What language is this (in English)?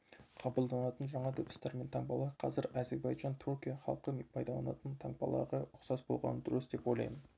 Kazakh